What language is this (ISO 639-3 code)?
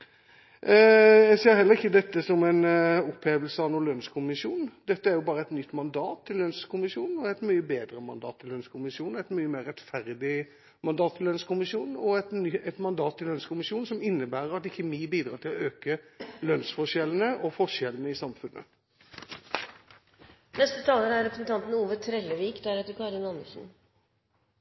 nor